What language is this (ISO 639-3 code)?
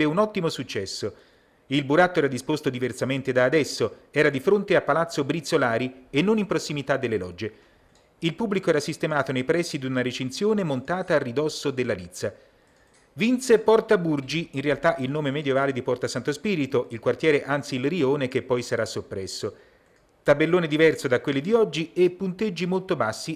ita